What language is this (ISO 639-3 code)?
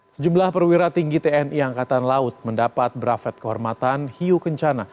ind